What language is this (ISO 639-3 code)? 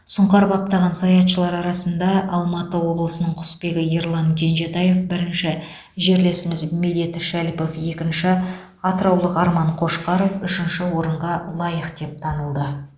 kaz